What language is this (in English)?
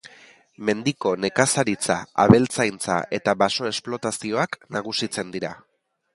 Basque